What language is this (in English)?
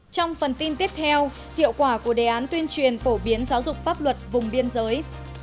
Vietnamese